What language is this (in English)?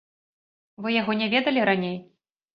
Belarusian